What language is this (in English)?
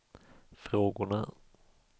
Swedish